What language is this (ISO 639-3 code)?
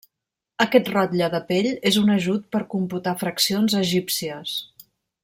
cat